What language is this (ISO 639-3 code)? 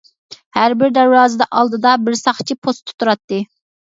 uig